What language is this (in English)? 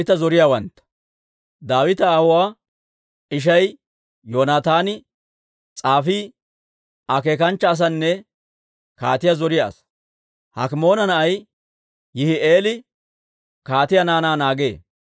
Dawro